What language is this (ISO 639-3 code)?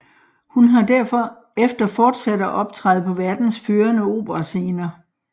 dan